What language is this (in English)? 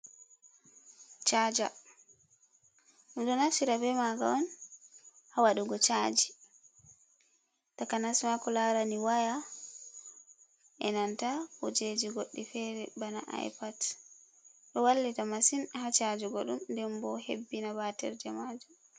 Fula